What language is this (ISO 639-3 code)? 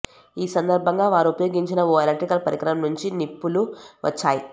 tel